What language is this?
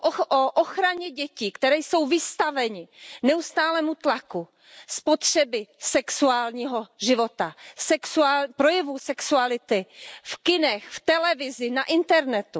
Czech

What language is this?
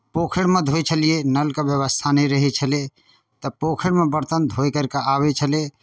Maithili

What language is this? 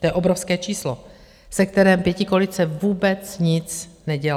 Czech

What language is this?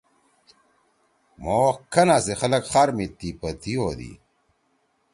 Torwali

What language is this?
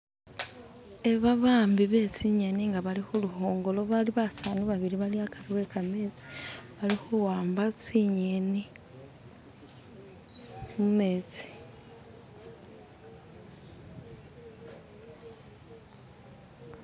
Masaaba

